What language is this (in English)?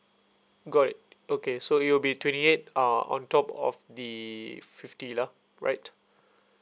English